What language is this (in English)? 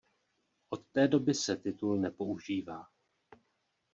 Czech